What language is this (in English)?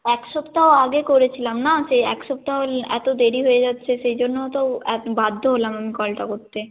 Bangla